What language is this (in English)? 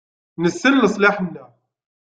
Kabyle